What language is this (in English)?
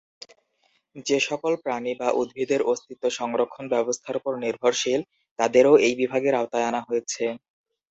Bangla